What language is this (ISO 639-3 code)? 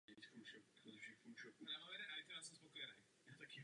ces